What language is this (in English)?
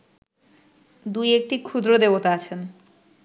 Bangla